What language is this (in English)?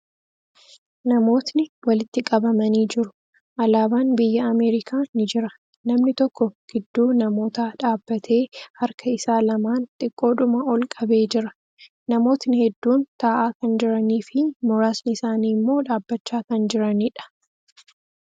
Oromo